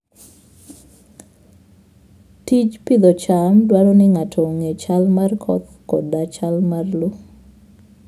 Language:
Luo (Kenya and Tanzania)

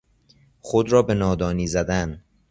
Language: Persian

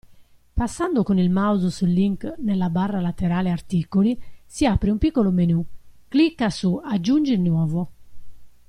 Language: Italian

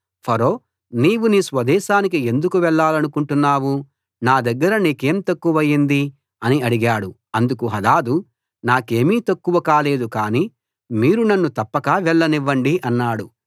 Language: Telugu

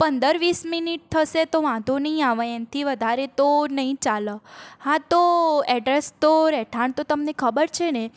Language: Gujarati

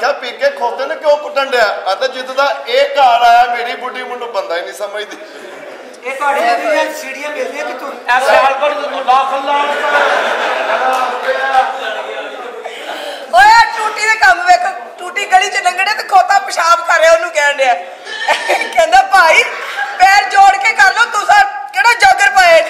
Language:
Punjabi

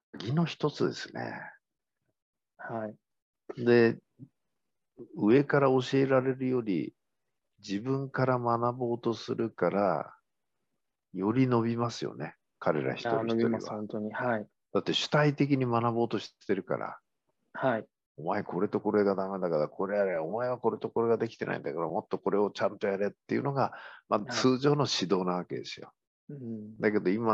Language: Japanese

